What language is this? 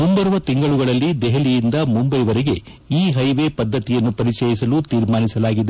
Kannada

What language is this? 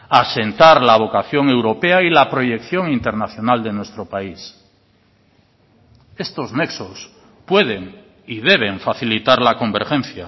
Spanish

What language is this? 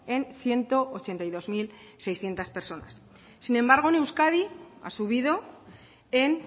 Spanish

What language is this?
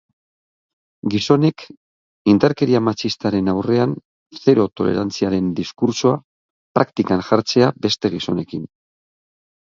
Basque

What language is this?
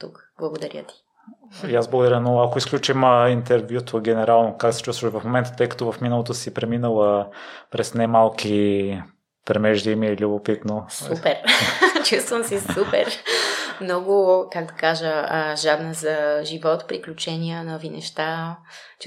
Bulgarian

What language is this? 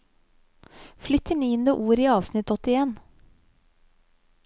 Norwegian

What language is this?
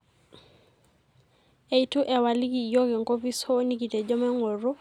Masai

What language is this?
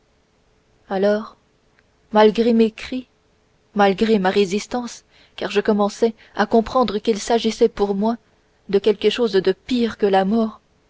French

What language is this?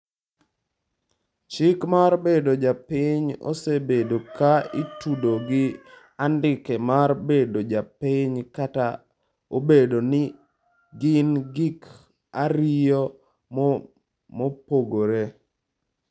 Luo (Kenya and Tanzania)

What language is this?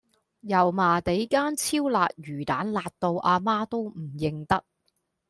Cantonese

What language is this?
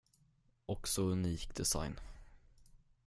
Swedish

